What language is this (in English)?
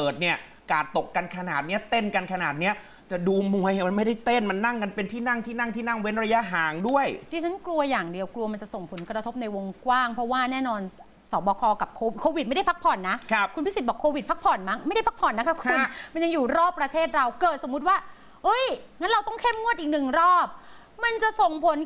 Thai